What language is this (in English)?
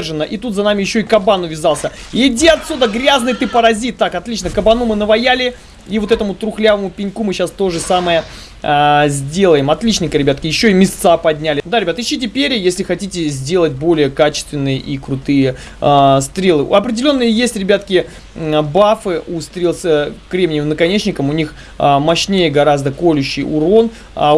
Russian